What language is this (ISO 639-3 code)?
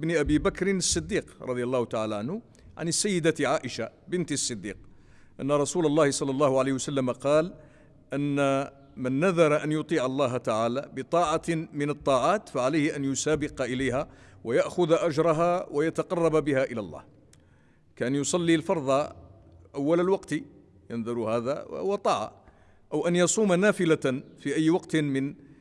ara